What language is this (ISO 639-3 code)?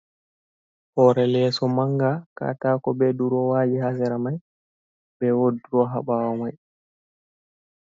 ful